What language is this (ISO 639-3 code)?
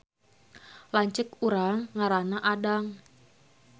sun